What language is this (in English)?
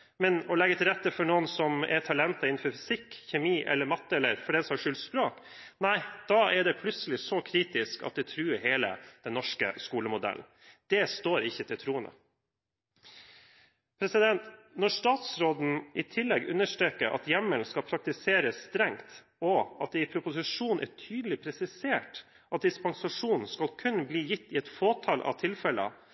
Norwegian Bokmål